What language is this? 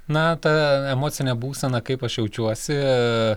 Lithuanian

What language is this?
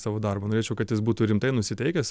Lithuanian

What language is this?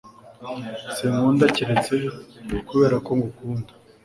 Kinyarwanda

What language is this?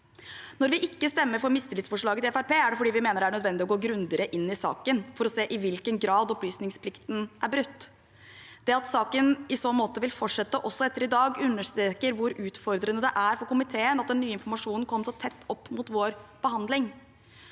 Norwegian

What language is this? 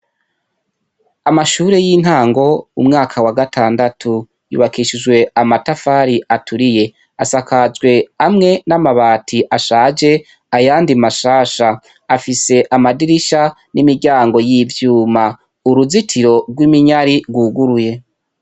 Rundi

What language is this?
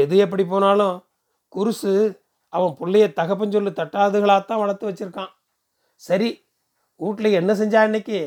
Tamil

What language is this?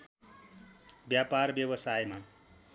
Nepali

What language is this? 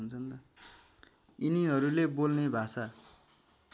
Nepali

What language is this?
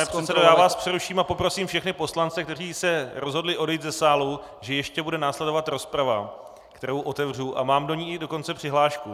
Czech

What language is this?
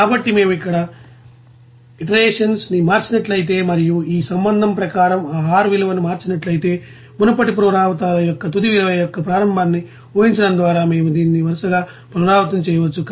Telugu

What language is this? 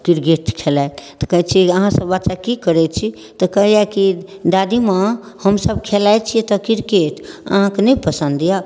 Maithili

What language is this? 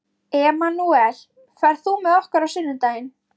Icelandic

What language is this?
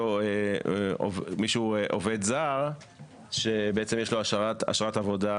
Hebrew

